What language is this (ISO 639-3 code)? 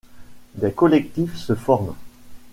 fra